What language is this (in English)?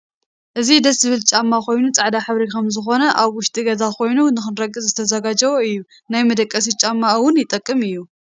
Tigrinya